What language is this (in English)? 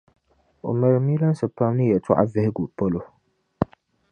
Dagbani